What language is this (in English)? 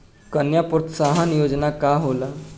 Bhojpuri